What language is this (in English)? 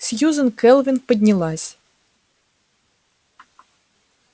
Russian